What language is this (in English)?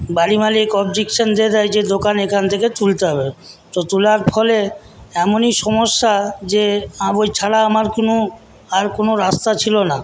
Bangla